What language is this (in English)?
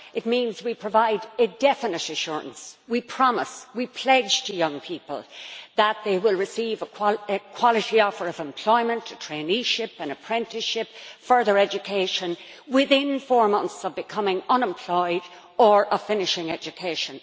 English